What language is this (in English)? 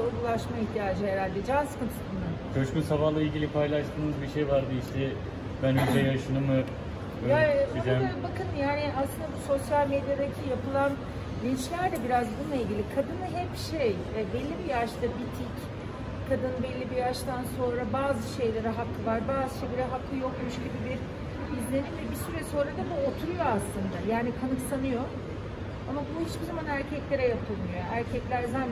Turkish